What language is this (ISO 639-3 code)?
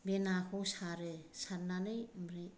brx